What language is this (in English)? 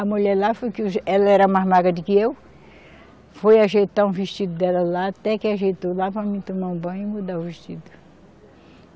Portuguese